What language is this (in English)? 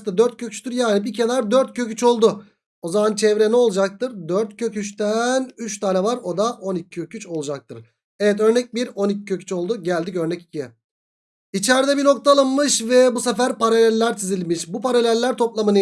Turkish